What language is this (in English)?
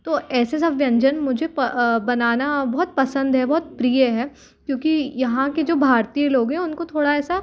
Hindi